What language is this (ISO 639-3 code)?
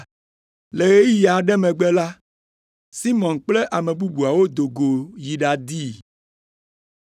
ewe